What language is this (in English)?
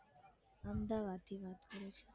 Gujarati